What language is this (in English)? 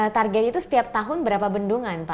Indonesian